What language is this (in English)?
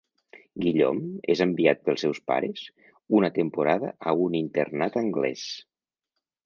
Catalan